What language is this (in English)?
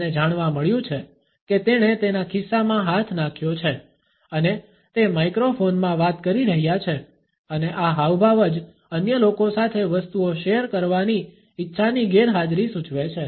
Gujarati